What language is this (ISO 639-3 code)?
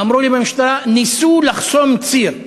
heb